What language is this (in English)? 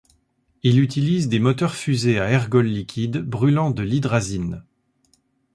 French